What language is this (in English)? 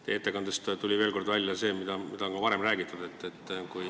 Estonian